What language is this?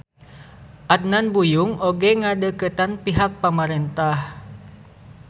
Sundanese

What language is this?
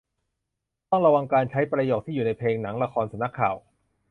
Thai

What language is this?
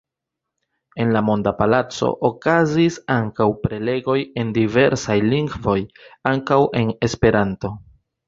Esperanto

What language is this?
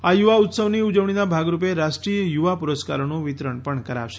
Gujarati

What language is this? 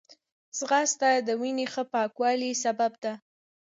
Pashto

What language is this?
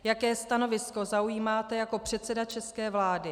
Czech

